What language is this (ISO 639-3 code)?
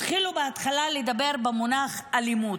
heb